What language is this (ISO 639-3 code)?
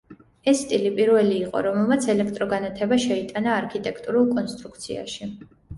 kat